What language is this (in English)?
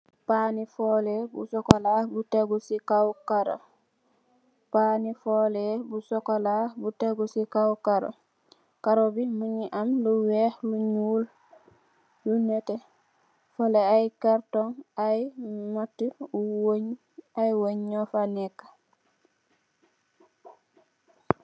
Wolof